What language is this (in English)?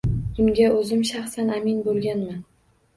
Uzbek